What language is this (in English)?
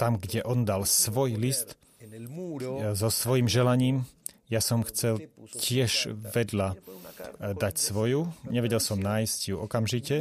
Slovak